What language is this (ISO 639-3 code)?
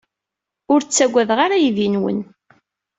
kab